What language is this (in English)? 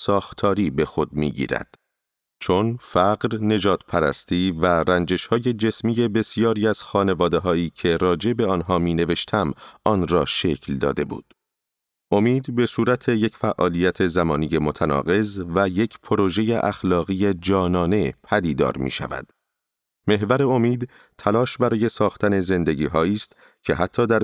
Persian